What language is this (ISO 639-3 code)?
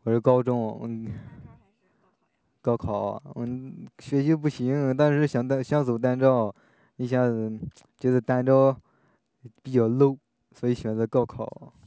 zho